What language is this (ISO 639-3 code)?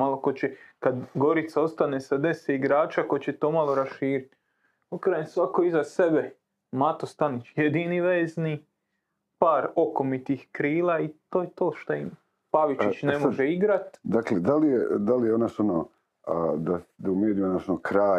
hrv